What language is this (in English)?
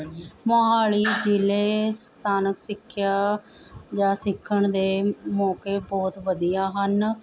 Punjabi